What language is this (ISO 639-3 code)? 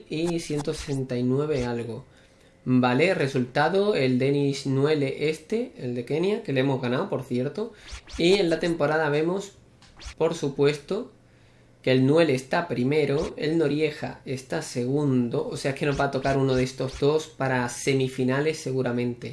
spa